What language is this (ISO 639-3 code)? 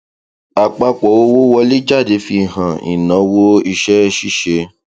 yor